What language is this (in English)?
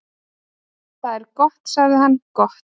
Icelandic